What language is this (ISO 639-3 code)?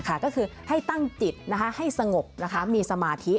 tha